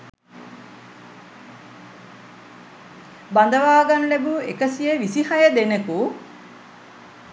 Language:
Sinhala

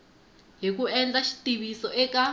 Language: Tsonga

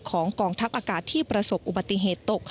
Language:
Thai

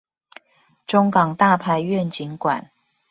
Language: Chinese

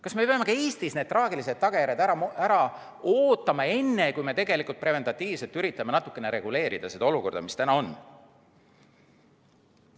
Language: Estonian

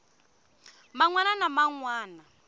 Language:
Tsonga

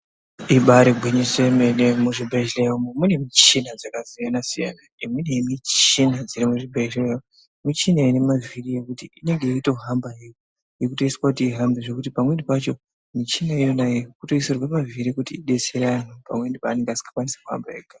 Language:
Ndau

